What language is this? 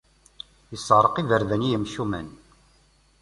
Kabyle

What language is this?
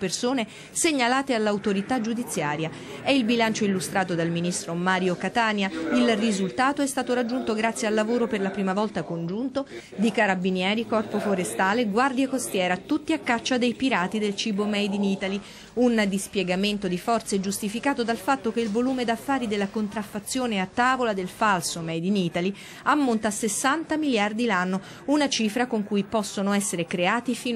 Italian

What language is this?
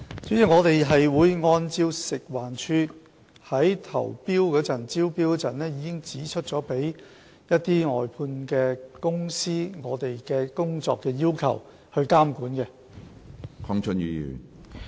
Cantonese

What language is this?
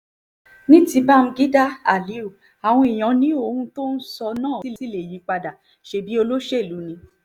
Yoruba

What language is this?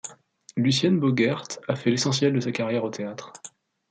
French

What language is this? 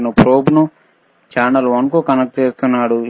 Telugu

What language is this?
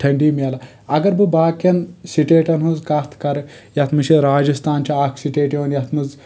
Kashmiri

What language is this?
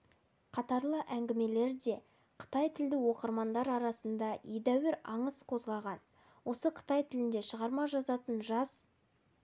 Kazakh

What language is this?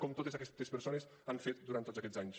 Catalan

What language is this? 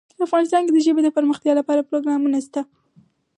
Pashto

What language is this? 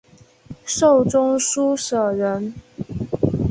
Chinese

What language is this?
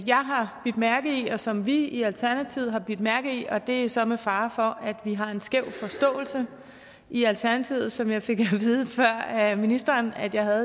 Danish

